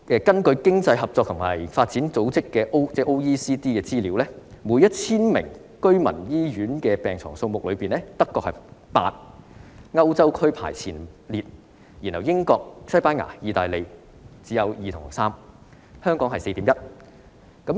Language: Cantonese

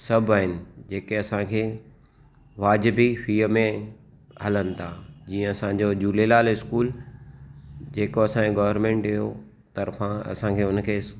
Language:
Sindhi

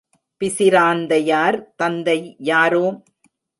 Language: Tamil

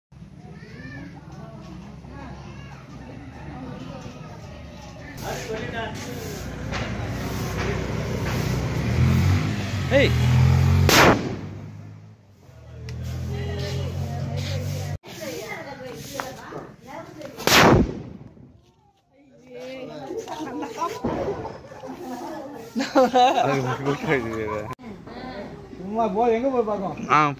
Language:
Dutch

